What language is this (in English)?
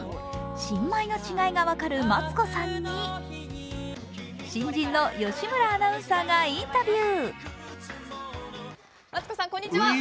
Japanese